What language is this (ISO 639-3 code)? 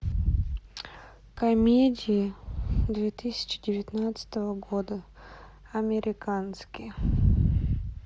rus